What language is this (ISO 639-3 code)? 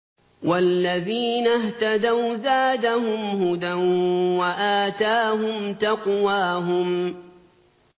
ara